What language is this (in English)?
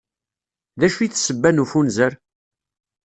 Kabyle